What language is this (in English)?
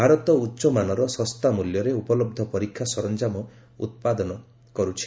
Odia